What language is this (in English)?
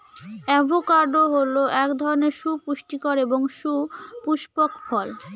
Bangla